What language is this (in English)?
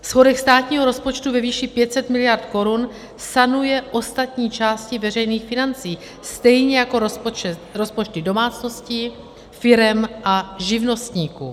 Czech